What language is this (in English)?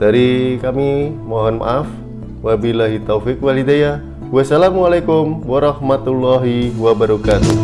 Indonesian